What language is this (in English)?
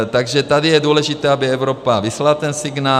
Czech